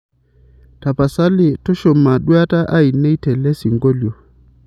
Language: Masai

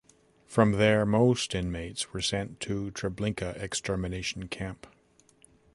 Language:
English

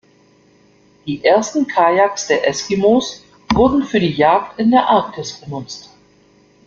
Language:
German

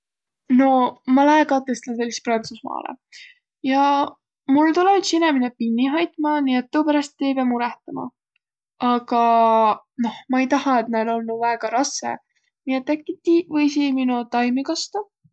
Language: Võro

